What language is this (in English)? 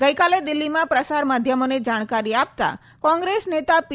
Gujarati